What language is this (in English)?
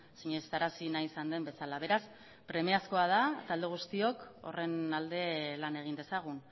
Basque